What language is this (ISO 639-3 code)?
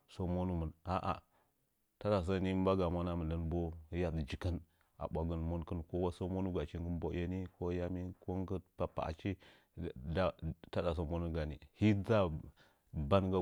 nja